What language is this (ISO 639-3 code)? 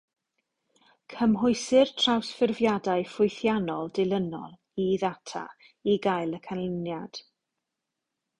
cym